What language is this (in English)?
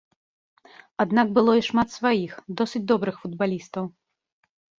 Belarusian